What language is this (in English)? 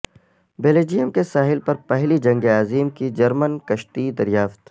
Urdu